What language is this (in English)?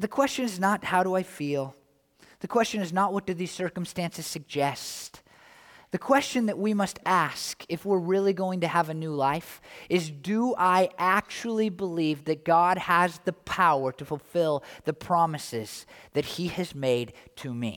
English